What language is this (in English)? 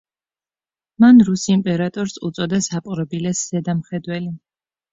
Georgian